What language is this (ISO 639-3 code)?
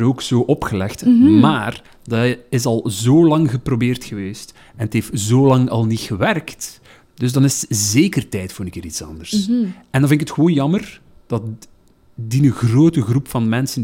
nld